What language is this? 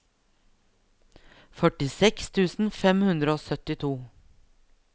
Norwegian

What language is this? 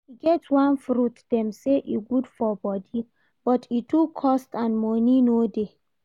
Nigerian Pidgin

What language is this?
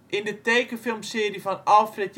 Dutch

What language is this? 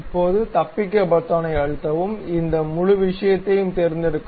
Tamil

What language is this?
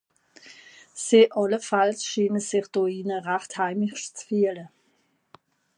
Swiss German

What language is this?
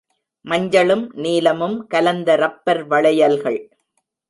Tamil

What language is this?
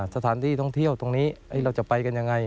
Thai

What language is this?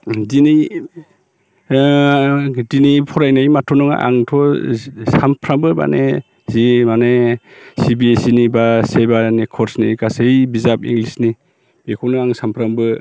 Bodo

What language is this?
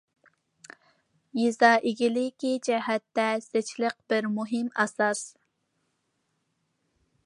Uyghur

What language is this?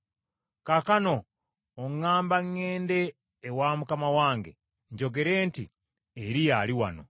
Ganda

